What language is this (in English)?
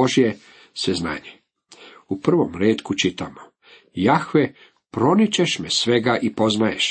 Croatian